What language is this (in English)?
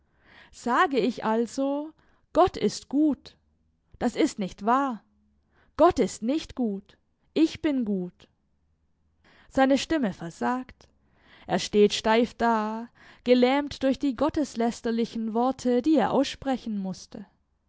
German